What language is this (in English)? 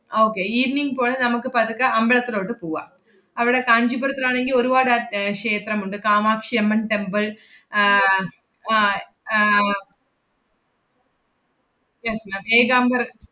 Malayalam